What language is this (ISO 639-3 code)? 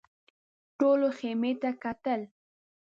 pus